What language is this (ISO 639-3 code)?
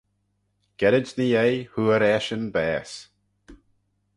glv